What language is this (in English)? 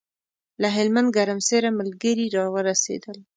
Pashto